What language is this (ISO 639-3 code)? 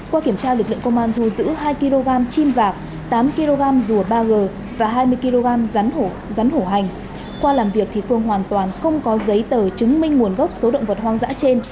vie